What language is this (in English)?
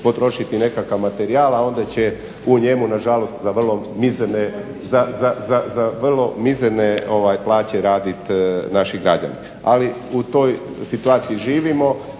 Croatian